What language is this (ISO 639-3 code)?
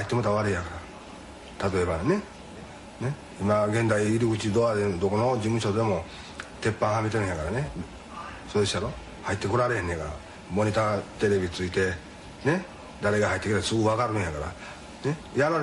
jpn